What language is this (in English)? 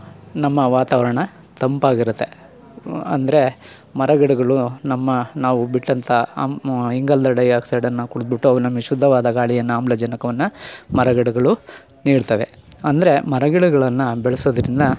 Kannada